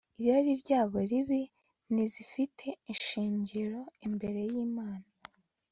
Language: Kinyarwanda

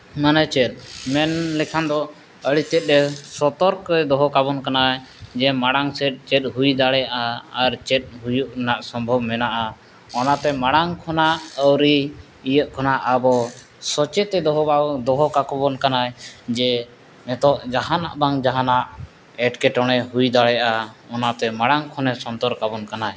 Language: Santali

